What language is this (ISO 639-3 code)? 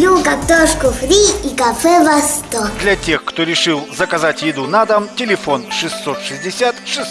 rus